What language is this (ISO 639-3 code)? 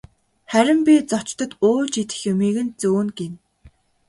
mon